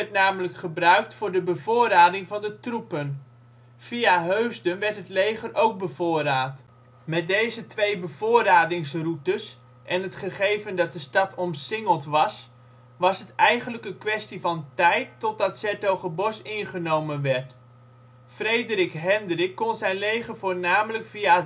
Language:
Dutch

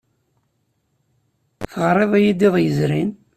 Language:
Kabyle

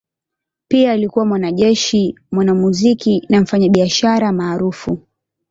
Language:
Swahili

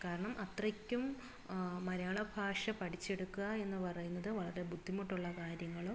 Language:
Malayalam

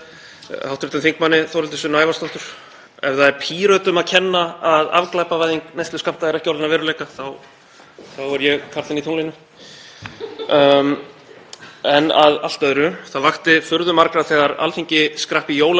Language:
Icelandic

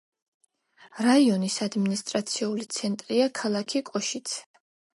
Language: Georgian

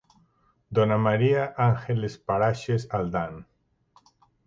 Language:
Galician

